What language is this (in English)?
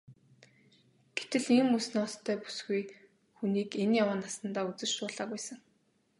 Mongolian